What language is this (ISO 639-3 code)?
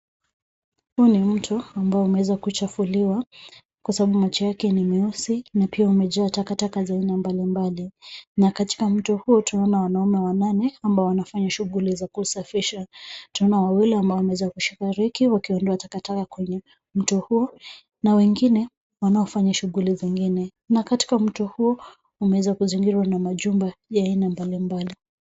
swa